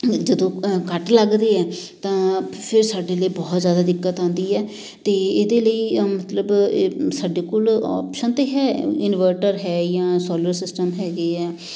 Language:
Punjabi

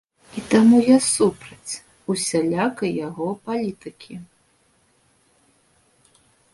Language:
Belarusian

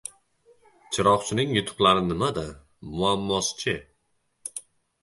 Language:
Uzbek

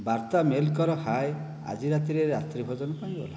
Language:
Odia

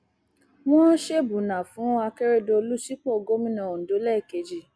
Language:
Yoruba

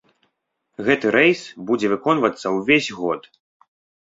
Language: Belarusian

